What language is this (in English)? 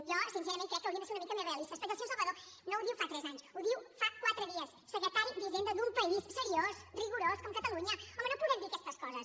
Catalan